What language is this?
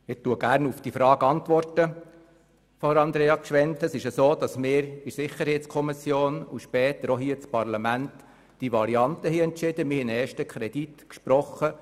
Swiss German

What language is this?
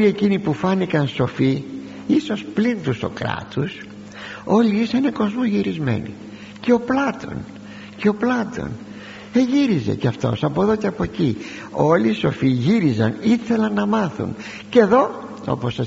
Greek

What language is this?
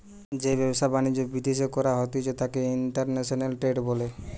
Bangla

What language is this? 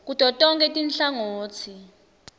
Swati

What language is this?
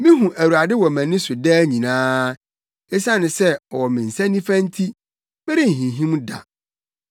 Akan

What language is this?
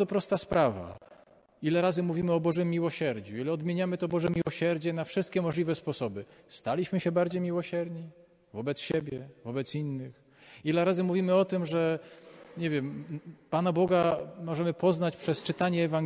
Polish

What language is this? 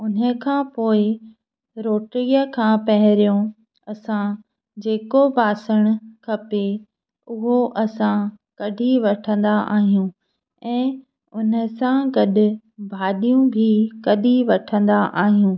Sindhi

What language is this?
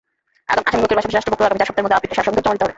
Bangla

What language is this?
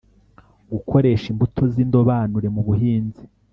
Kinyarwanda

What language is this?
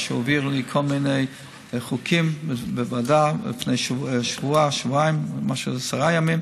Hebrew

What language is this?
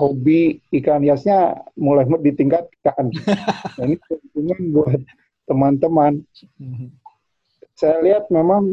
Indonesian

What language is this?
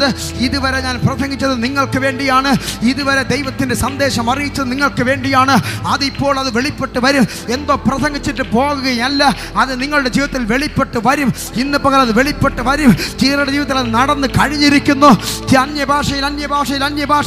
Malayalam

